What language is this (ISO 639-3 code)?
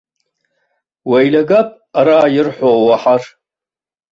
abk